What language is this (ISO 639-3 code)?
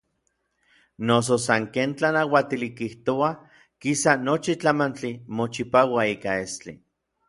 nlv